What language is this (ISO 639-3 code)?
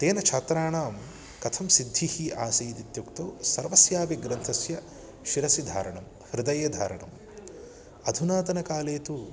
san